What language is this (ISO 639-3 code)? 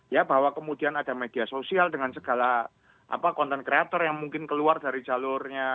ind